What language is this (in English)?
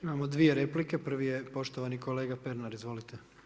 Croatian